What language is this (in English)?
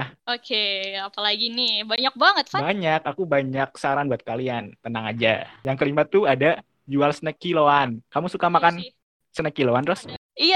Indonesian